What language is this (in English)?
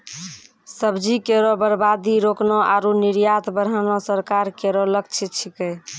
Maithili